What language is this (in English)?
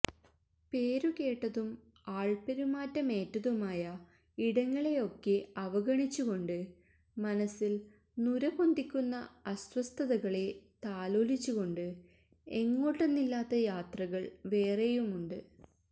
Malayalam